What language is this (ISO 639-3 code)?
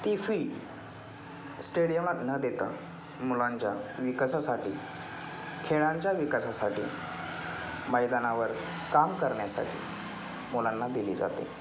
mar